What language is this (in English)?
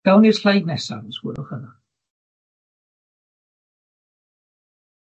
Welsh